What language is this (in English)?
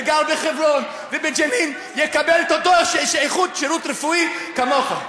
Hebrew